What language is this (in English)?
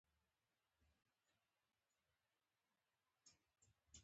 Pashto